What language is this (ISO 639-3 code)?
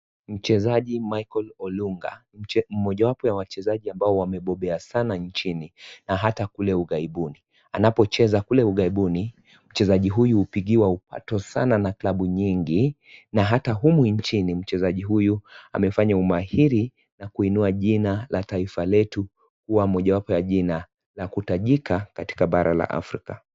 swa